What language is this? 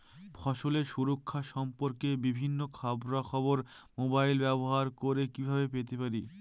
Bangla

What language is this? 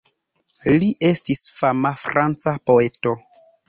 Esperanto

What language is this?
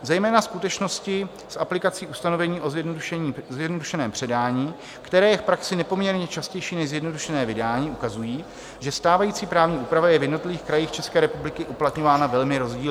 Czech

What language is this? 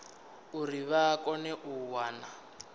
Venda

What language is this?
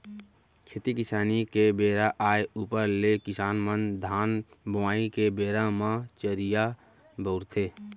Chhattisgarhi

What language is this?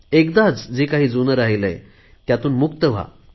Marathi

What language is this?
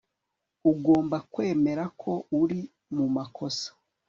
Kinyarwanda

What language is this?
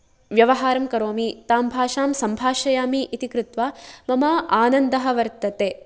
Sanskrit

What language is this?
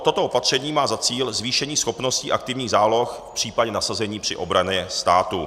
Czech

